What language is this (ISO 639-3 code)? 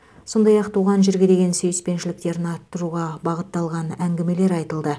kaz